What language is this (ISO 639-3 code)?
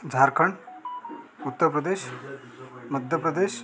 mar